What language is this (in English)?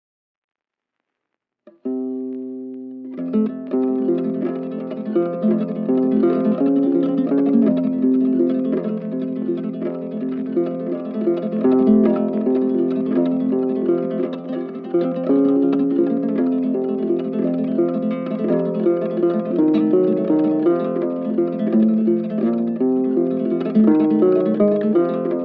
English